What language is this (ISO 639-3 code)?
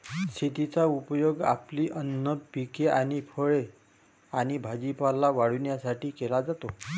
mar